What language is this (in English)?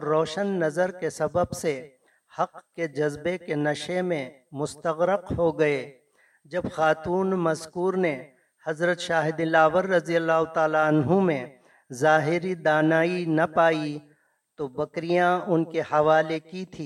Urdu